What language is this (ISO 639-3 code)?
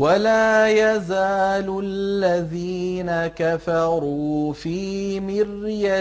ara